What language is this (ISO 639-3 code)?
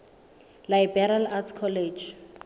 sot